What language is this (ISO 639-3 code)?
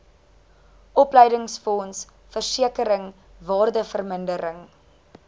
afr